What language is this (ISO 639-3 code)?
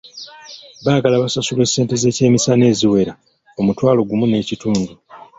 lug